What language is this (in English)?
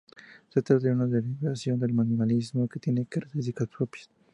Spanish